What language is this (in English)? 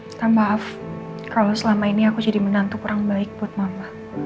Indonesian